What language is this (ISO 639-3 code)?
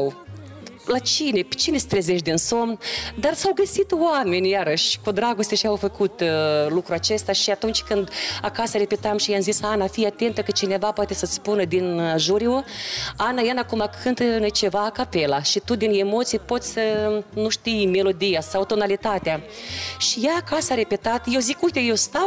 ron